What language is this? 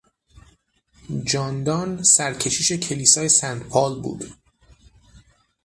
Persian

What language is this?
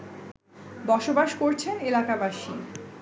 Bangla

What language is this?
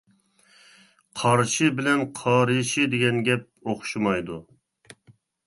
Uyghur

